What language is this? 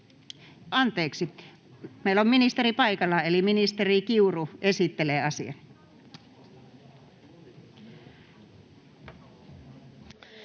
Finnish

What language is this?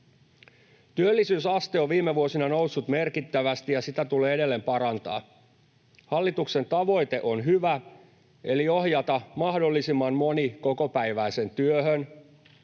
Finnish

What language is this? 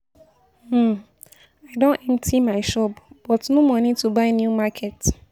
Nigerian Pidgin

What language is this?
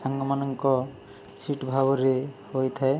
Odia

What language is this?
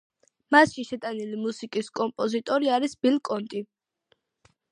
Georgian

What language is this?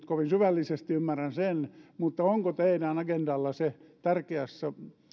Finnish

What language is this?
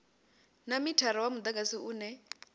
Venda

